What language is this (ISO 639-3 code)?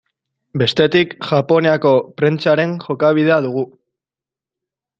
eus